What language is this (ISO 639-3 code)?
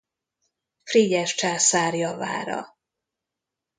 hun